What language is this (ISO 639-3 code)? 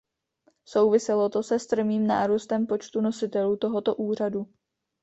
ces